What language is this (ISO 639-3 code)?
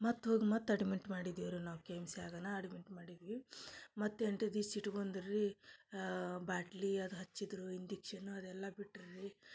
kan